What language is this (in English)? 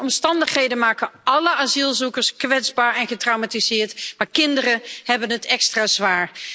Dutch